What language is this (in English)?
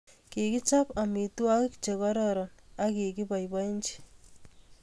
Kalenjin